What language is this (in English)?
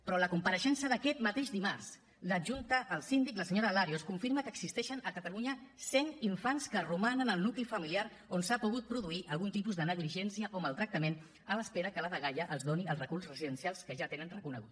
Catalan